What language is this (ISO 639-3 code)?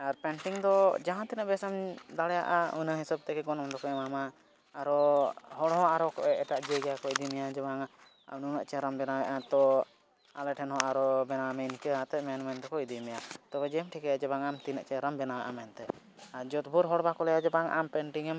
sat